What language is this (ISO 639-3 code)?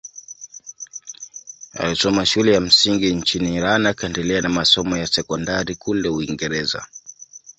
swa